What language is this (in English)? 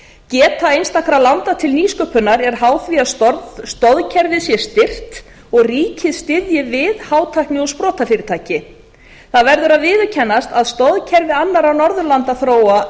Icelandic